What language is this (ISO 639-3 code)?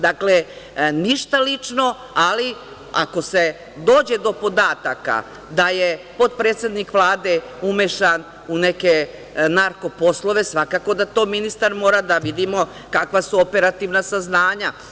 srp